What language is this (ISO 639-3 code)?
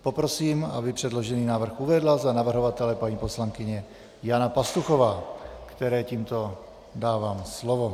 ces